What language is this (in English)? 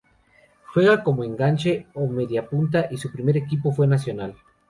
Spanish